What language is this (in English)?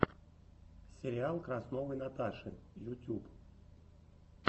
Russian